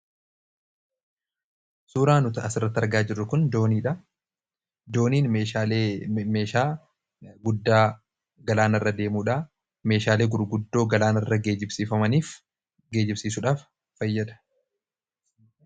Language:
Oromo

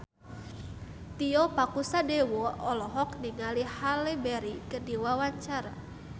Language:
Sundanese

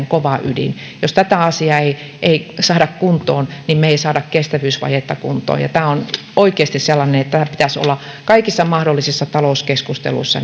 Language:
Finnish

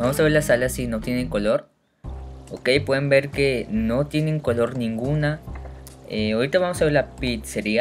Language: Spanish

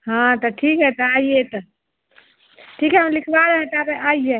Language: Hindi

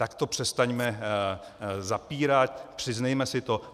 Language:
Czech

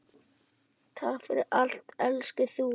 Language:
Icelandic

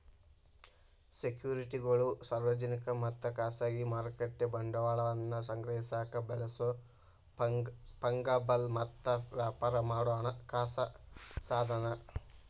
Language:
Kannada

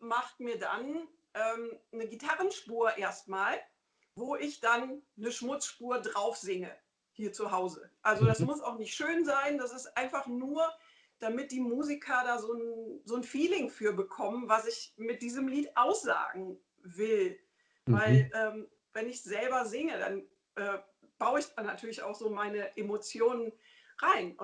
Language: German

